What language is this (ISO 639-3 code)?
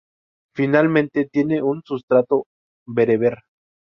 spa